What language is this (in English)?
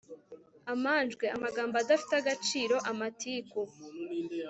Kinyarwanda